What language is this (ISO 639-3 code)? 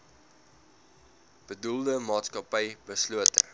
afr